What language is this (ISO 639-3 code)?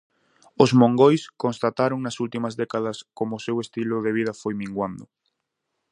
glg